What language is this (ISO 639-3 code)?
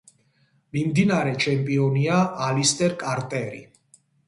kat